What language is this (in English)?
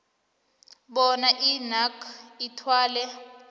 South Ndebele